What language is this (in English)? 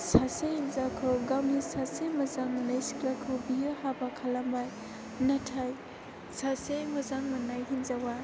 Bodo